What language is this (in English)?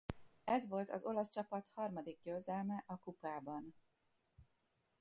Hungarian